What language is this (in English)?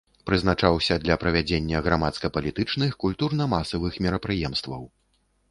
Belarusian